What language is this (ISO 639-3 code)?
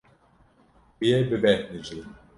kur